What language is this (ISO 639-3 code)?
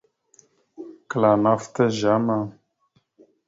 mxu